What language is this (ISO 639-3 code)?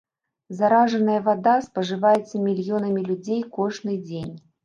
bel